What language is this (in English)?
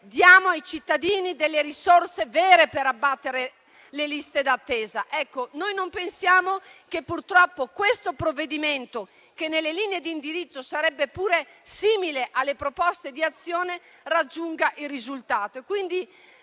Italian